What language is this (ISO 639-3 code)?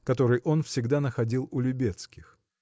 rus